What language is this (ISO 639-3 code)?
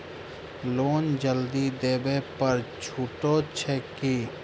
mai